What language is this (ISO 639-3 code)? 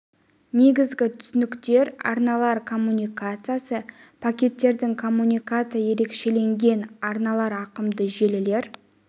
kaz